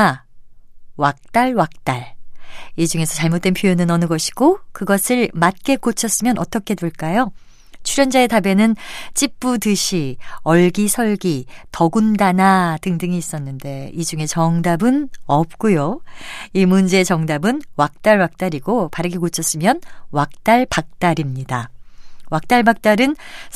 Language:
Korean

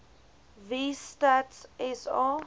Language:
Afrikaans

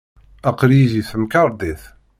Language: Kabyle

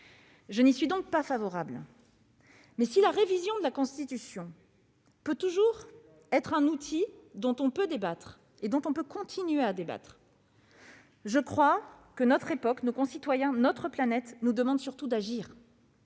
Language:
French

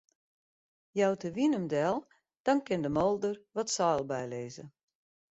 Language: Western Frisian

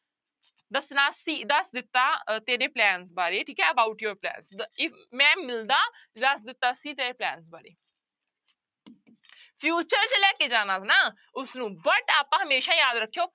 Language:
Punjabi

